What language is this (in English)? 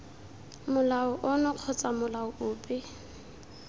Tswana